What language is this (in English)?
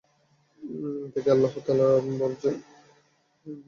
Bangla